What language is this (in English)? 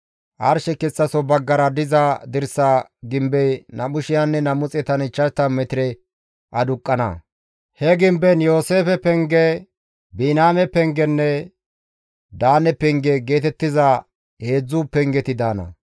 Gamo